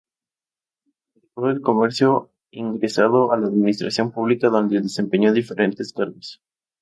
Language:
Spanish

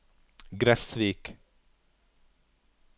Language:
Norwegian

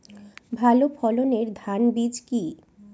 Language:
Bangla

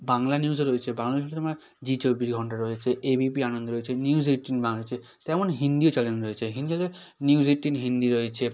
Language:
Bangla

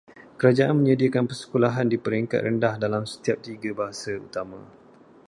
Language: Malay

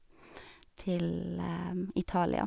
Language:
Norwegian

